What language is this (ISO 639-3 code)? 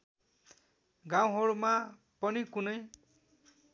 nep